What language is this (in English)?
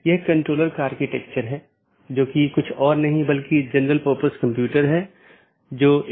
Hindi